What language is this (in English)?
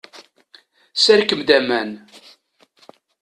Kabyle